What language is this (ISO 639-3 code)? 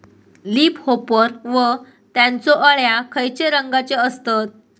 mar